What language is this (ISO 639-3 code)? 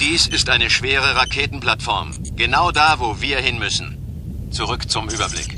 deu